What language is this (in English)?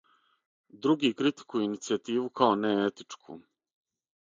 Serbian